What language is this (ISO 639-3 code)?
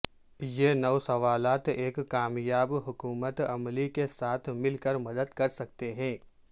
urd